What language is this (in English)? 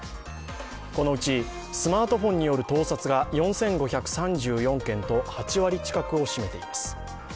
Japanese